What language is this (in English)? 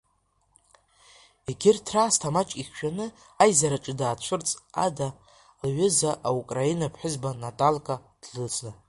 Abkhazian